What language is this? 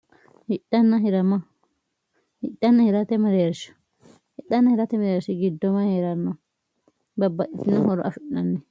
Sidamo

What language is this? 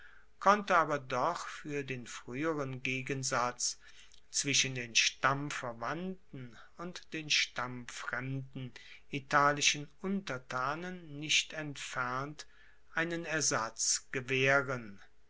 German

